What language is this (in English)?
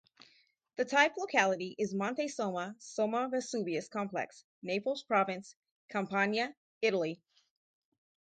English